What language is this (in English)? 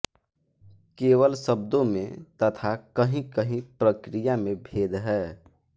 Hindi